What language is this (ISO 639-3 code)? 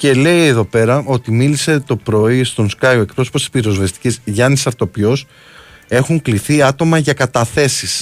ell